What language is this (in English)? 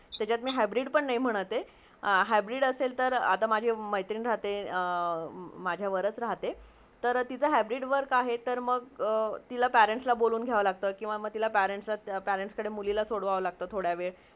Marathi